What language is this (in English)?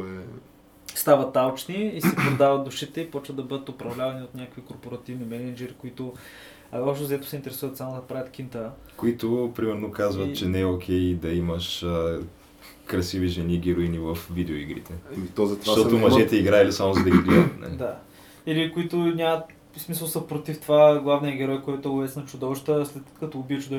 Bulgarian